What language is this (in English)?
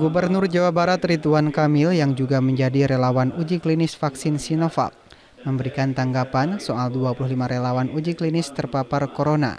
Indonesian